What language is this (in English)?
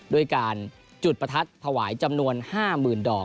Thai